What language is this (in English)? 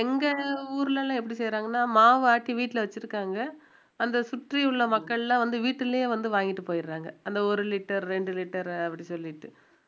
Tamil